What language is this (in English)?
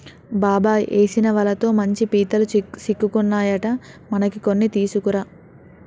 Telugu